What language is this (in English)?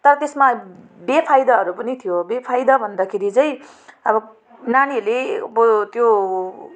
Nepali